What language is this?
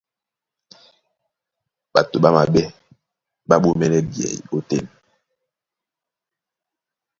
Duala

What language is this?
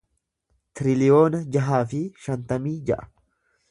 Oromo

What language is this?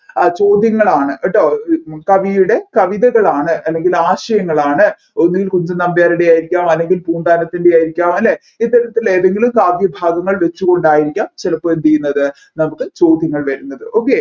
Malayalam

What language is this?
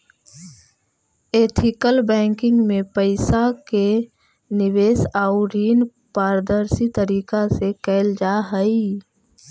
Magahi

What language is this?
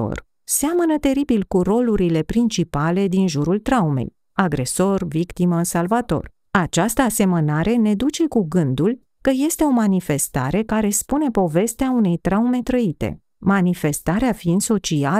Romanian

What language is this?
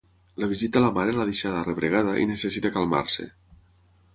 Catalan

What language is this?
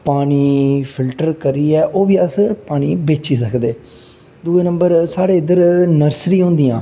Dogri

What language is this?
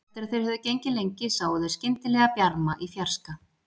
Icelandic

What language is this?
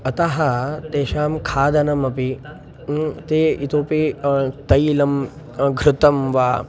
Sanskrit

